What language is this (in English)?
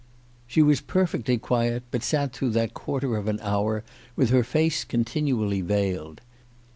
English